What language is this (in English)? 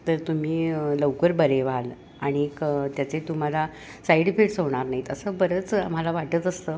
Marathi